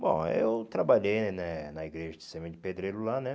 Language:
Portuguese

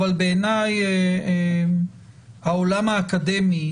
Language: Hebrew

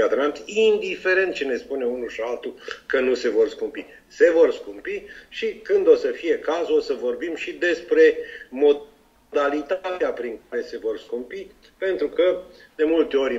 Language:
Romanian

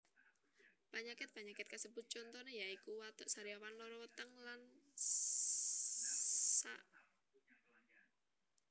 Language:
Javanese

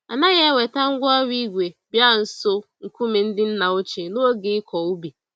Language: Igbo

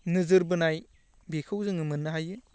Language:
Bodo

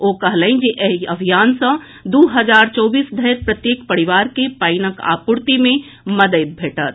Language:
Maithili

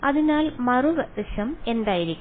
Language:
Malayalam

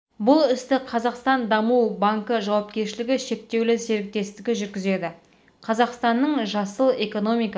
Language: Kazakh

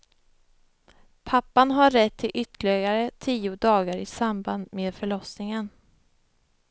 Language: Swedish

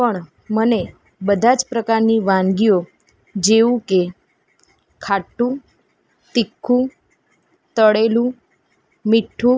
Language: Gujarati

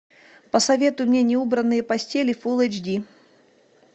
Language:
Russian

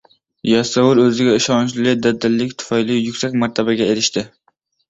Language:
Uzbek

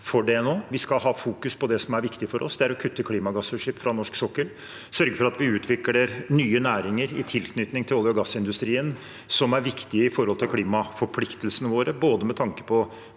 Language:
Norwegian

